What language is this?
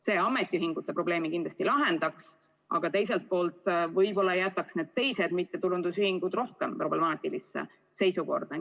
Estonian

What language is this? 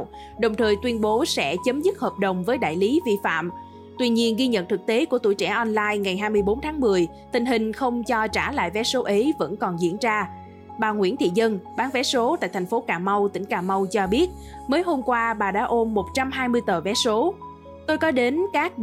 Vietnamese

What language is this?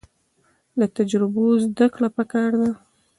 Pashto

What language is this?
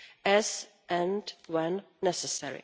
English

